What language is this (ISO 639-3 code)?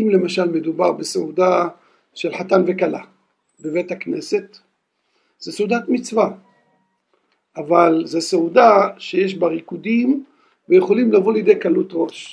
heb